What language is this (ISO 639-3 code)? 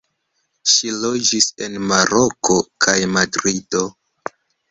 epo